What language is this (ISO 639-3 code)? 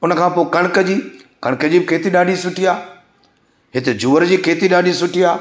snd